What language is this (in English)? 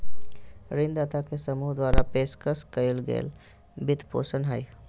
Magahi